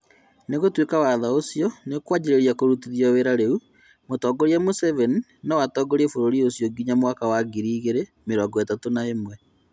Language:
Kikuyu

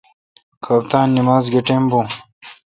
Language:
Kalkoti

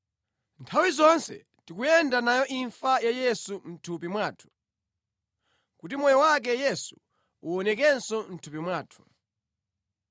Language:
Nyanja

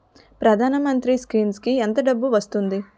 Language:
Telugu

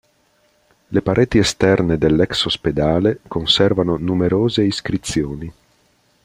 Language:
Italian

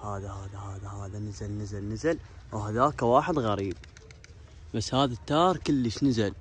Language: Arabic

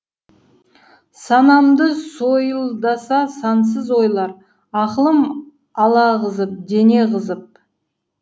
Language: Kazakh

